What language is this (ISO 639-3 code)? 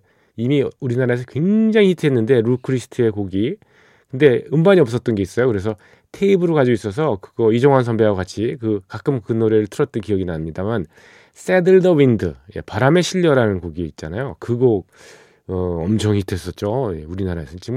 kor